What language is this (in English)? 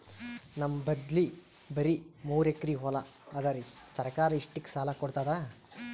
Kannada